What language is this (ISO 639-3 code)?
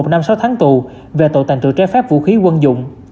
vie